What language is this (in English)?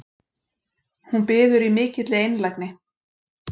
Icelandic